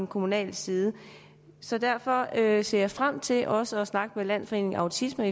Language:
Danish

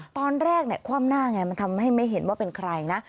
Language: Thai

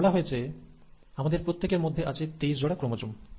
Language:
Bangla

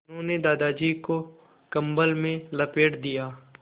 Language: Hindi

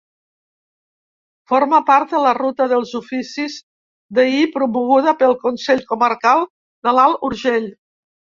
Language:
Catalan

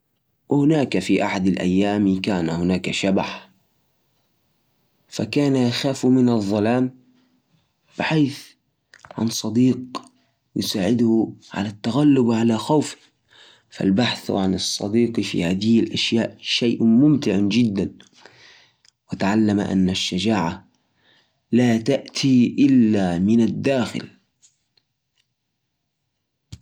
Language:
Najdi Arabic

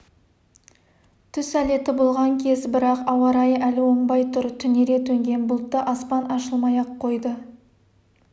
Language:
Kazakh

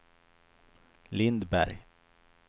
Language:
Swedish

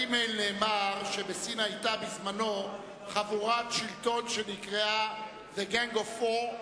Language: Hebrew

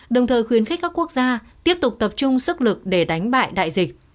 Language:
Vietnamese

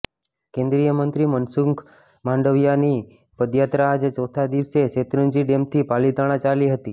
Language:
Gujarati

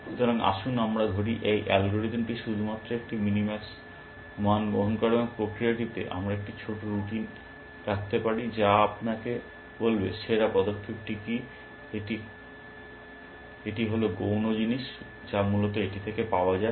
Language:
Bangla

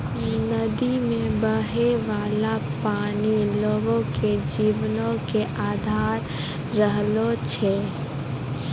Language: Maithili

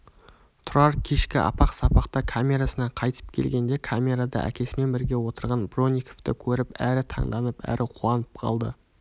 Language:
Kazakh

